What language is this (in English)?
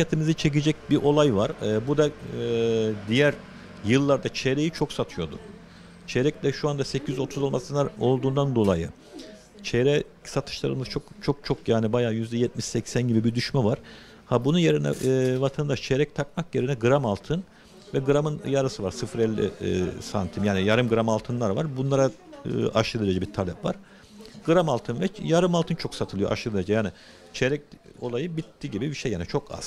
Turkish